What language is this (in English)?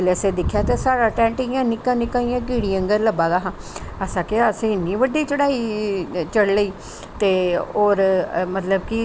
Dogri